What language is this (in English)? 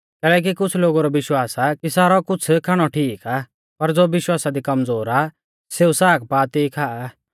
Mahasu Pahari